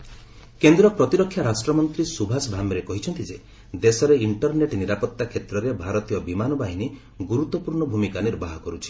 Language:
Odia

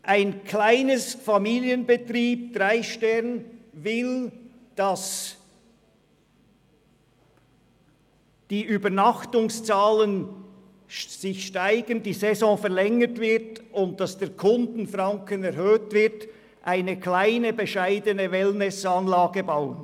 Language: Swiss German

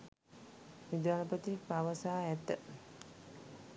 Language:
Sinhala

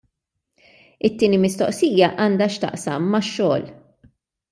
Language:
Maltese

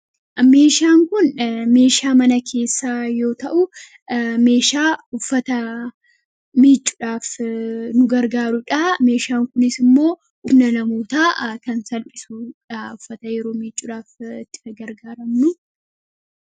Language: Oromo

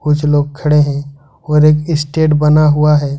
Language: Hindi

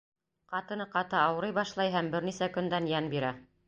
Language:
Bashkir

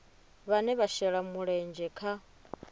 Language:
Venda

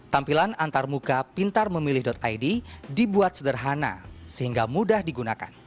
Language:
Indonesian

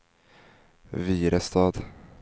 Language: Swedish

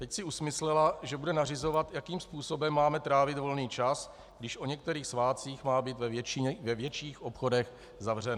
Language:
Czech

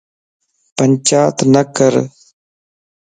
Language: Lasi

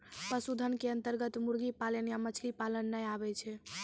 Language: Maithili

